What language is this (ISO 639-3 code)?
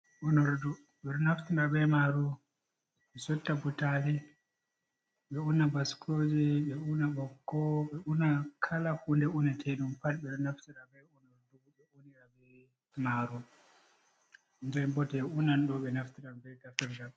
ful